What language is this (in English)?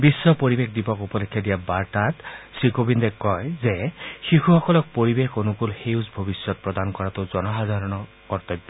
Assamese